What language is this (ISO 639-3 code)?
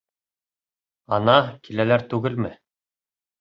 bak